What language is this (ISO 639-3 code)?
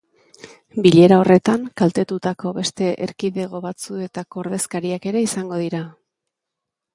eus